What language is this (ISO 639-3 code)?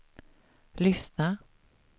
swe